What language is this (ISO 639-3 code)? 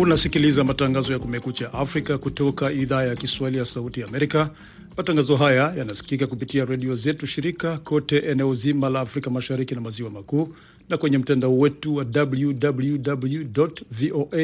swa